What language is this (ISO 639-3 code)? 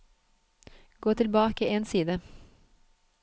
nor